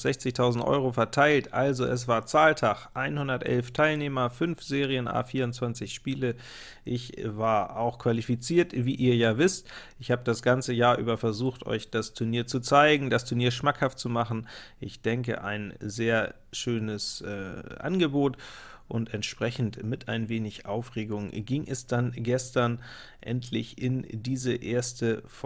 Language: German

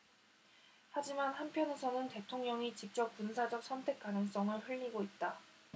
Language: Korean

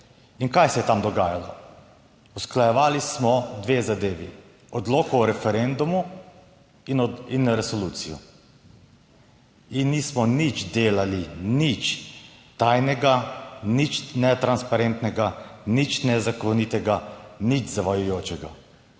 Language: Slovenian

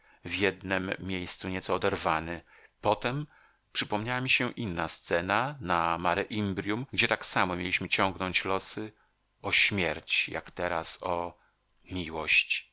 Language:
Polish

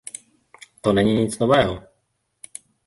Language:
Czech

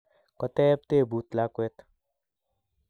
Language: Kalenjin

